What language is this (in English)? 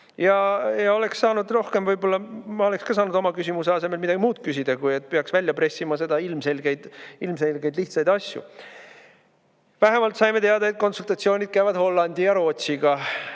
Estonian